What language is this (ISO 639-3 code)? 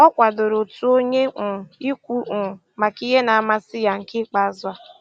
ibo